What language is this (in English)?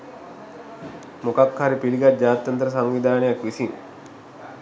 Sinhala